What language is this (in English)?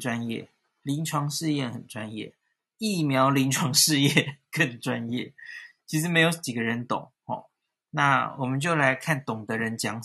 Chinese